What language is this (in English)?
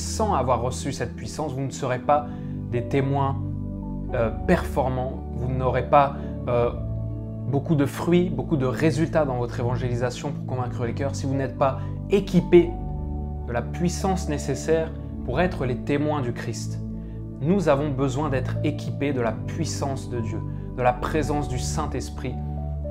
French